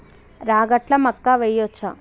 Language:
Telugu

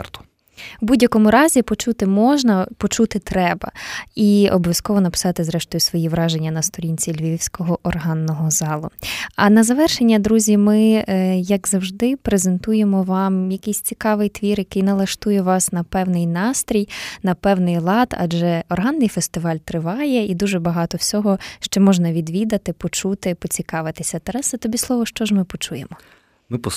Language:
Ukrainian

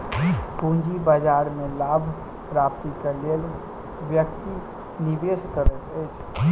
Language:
Maithili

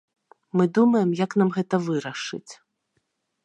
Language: Belarusian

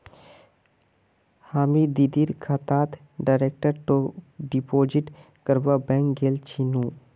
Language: Magahi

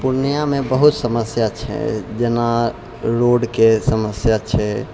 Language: Maithili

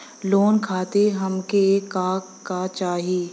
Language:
Bhojpuri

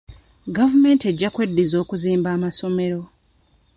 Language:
Ganda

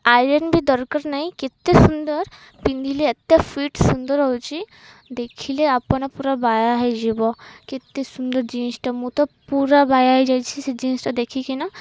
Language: Odia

